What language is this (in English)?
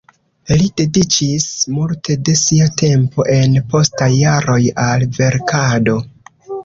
Esperanto